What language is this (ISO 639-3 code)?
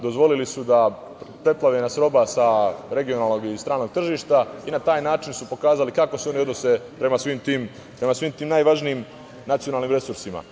srp